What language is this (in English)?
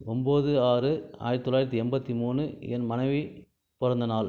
Tamil